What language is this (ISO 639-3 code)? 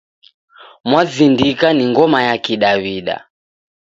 dav